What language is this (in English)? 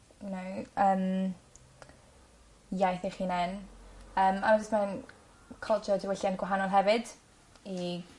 Welsh